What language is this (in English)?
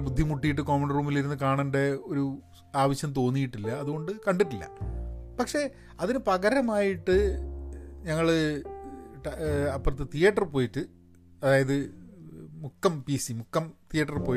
Malayalam